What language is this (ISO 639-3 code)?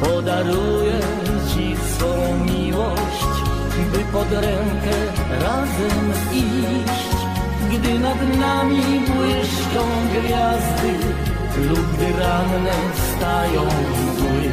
pol